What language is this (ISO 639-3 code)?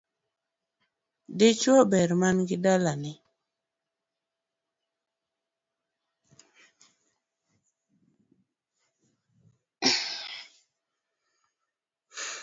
luo